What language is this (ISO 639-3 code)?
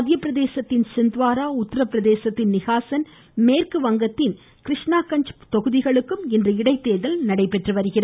tam